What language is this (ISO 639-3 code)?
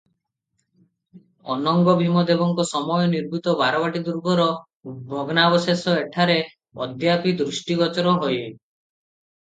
ori